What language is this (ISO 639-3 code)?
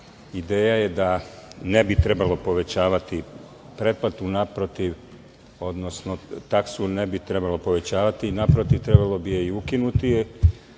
srp